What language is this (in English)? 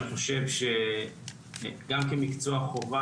Hebrew